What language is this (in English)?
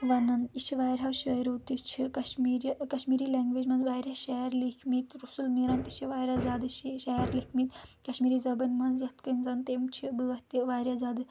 Kashmiri